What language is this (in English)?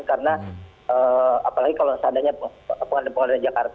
Indonesian